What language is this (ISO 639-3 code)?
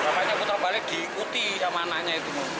ind